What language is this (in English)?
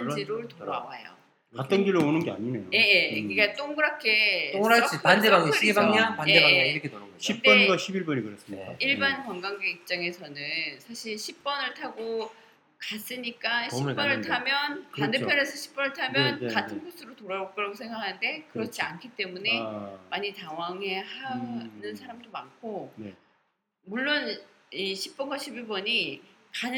Korean